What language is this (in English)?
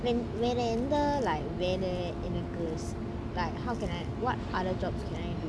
English